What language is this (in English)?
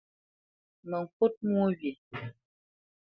Bamenyam